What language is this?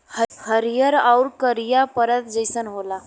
Bhojpuri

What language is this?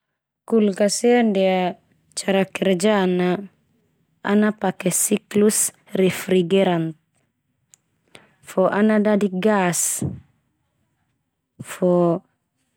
Termanu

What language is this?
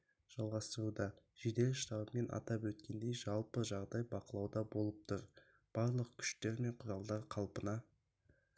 Kazakh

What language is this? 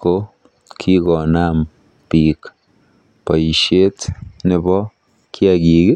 Kalenjin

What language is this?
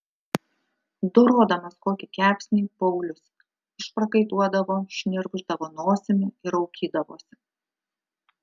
Lithuanian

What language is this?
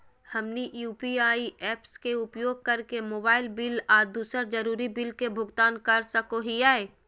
Magahi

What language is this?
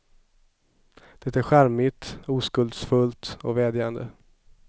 Swedish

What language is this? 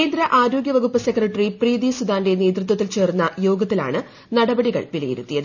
Malayalam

